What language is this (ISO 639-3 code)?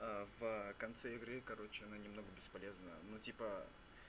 rus